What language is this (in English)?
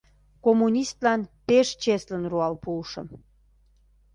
Mari